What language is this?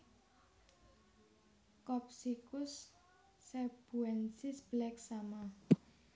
Javanese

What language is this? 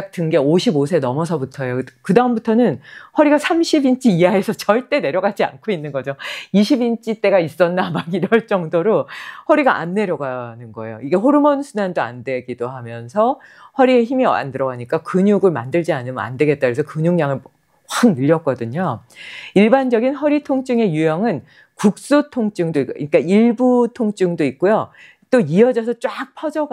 Korean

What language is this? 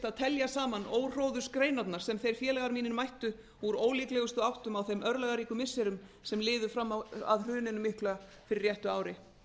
Icelandic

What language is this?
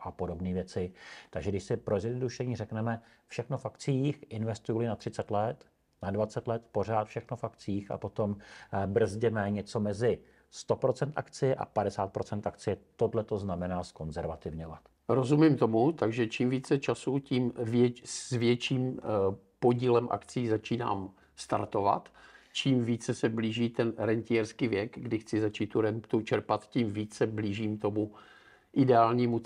Czech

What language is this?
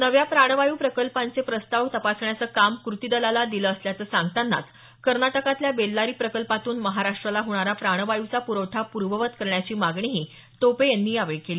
Marathi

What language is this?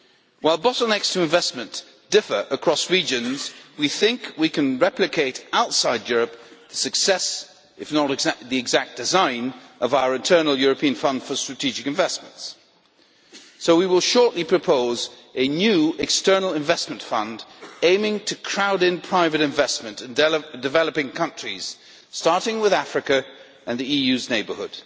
English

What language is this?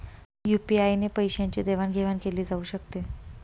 Marathi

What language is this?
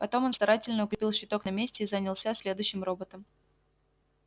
Russian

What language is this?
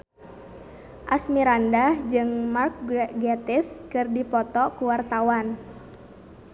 Sundanese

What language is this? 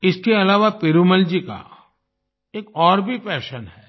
Hindi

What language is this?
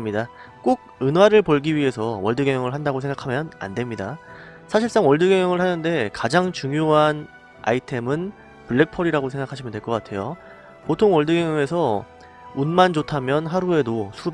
Korean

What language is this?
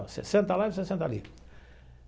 Portuguese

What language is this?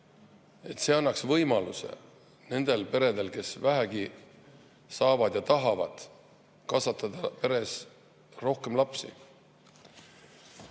Estonian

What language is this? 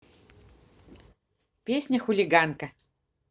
Russian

